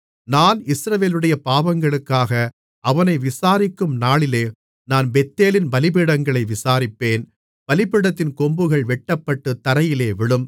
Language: Tamil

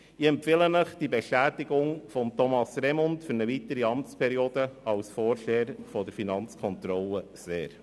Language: Swiss German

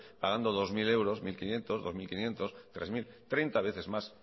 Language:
Spanish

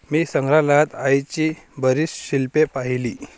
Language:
Marathi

